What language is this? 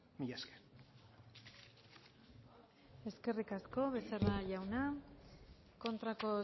Basque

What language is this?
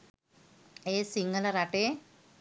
Sinhala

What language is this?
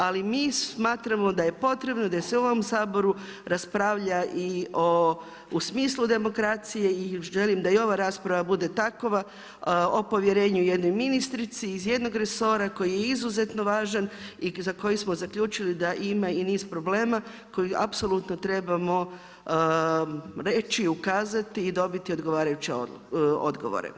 Croatian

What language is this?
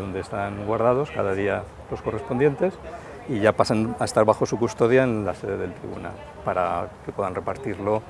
Spanish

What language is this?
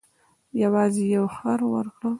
Pashto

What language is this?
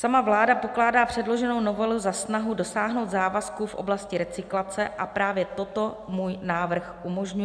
Czech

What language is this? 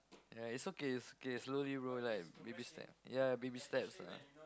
English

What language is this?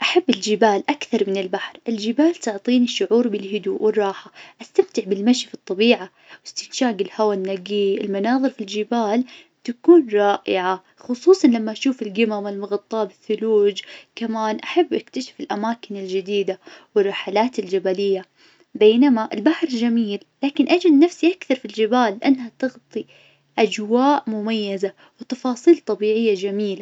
Najdi Arabic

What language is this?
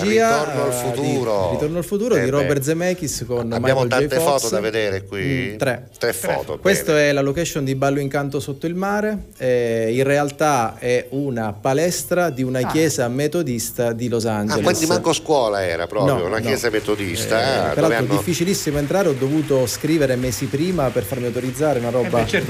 Italian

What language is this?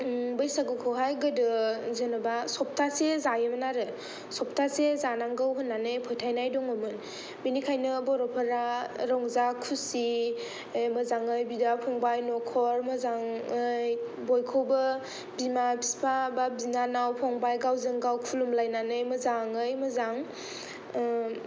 Bodo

